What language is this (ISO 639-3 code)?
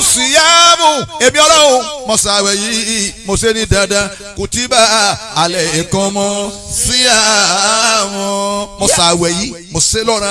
por